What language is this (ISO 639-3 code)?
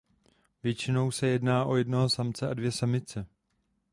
ces